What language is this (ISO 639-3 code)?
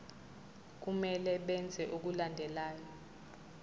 zul